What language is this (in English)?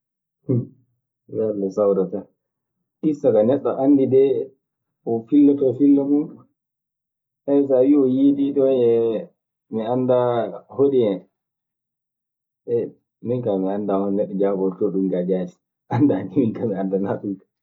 Maasina Fulfulde